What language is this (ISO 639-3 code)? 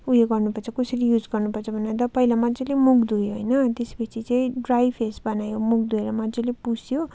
nep